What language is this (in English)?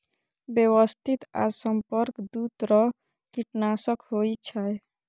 Maithili